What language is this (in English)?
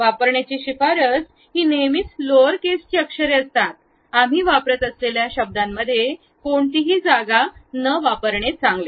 Marathi